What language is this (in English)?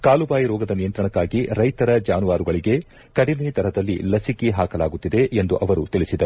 Kannada